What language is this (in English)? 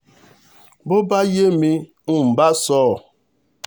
Yoruba